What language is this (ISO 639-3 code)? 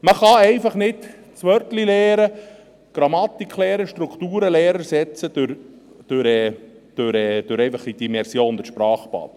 gsw